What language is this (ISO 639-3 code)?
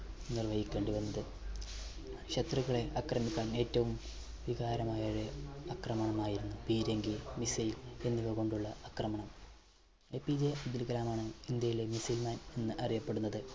mal